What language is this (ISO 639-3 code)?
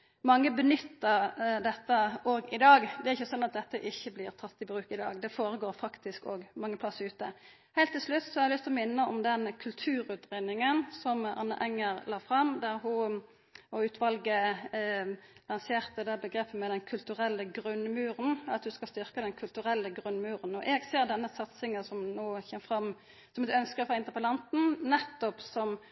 nno